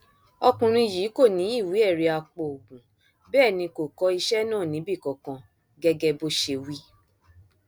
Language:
Yoruba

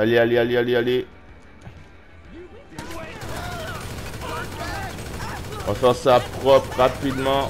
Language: French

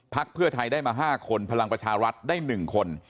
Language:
Thai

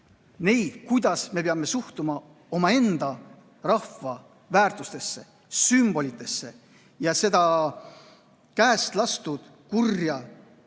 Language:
Estonian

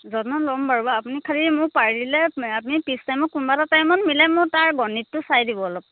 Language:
Assamese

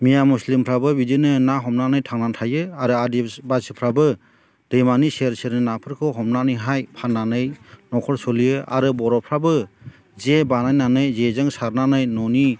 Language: Bodo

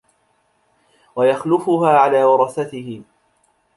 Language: Arabic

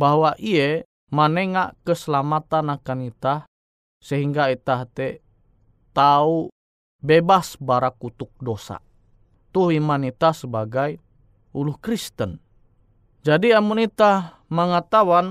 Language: Indonesian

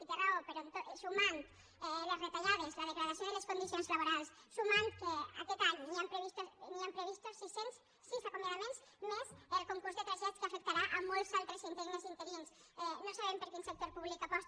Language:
Catalan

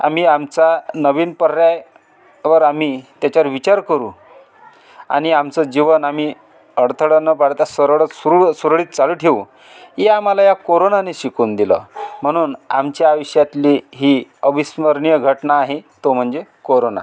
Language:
Marathi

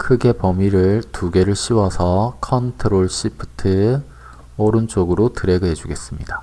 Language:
Korean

